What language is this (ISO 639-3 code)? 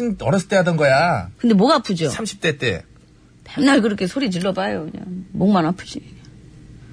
kor